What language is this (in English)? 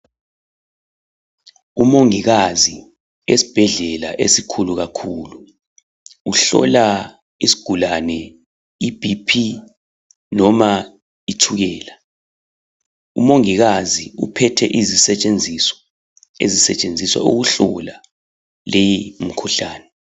North Ndebele